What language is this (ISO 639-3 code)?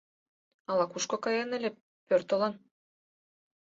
chm